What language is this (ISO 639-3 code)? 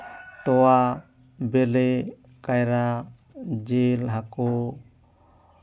sat